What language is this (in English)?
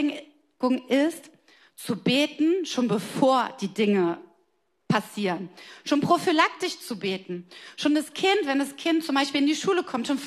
German